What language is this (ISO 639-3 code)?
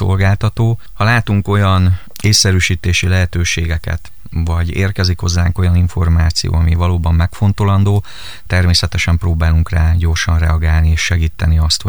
hun